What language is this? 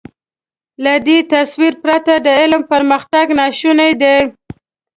Pashto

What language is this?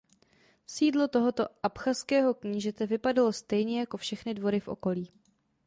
Czech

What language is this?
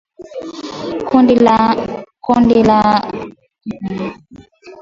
Swahili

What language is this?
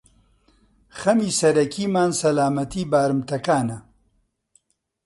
Central Kurdish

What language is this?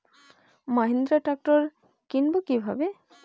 Bangla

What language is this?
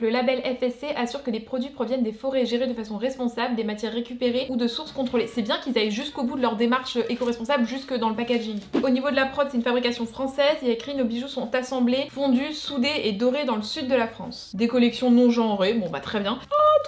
French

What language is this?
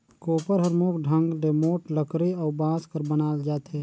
Chhattisgarhi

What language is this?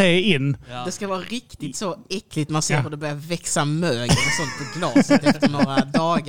Swedish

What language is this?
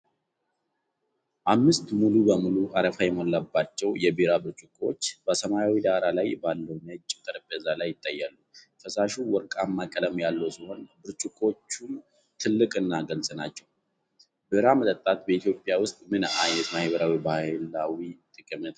Amharic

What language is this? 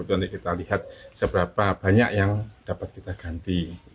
Indonesian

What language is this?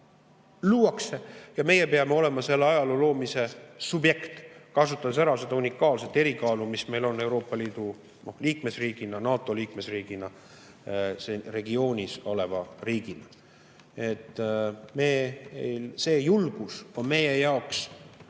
Estonian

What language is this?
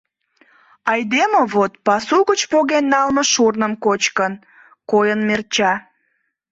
Mari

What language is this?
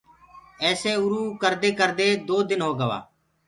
Gurgula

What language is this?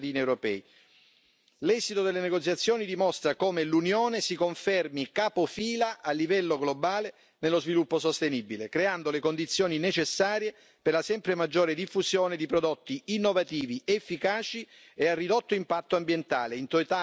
Italian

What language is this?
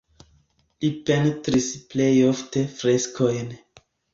Esperanto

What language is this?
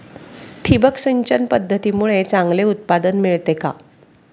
Marathi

